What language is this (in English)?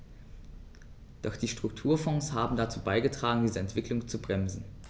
German